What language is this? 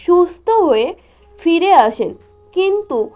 Bangla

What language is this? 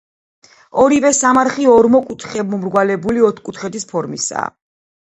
Georgian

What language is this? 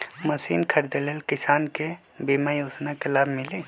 Magahi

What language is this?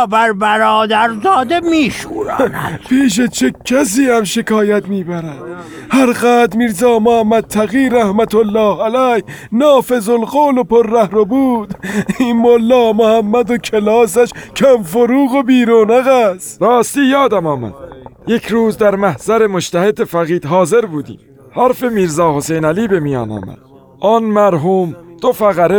Persian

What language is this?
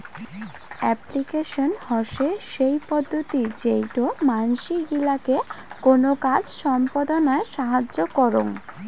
Bangla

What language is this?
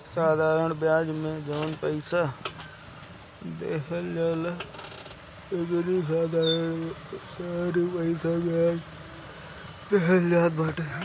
Bhojpuri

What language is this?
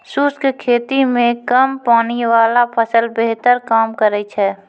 Maithili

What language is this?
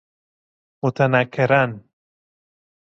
Persian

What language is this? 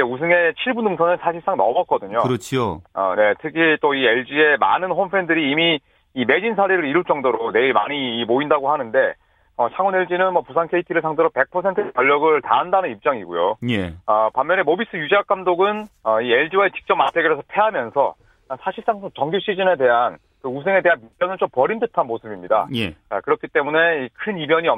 Korean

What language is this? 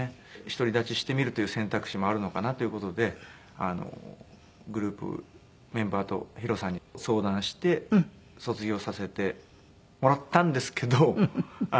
Japanese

